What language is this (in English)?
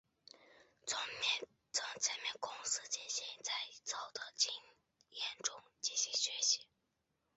Chinese